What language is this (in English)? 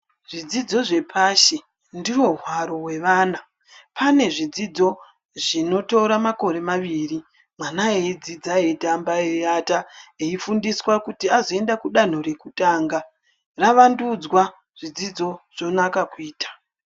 Ndau